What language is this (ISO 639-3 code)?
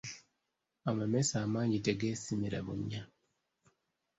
lug